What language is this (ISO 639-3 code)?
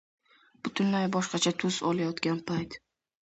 uzb